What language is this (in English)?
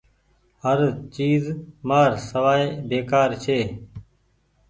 Goaria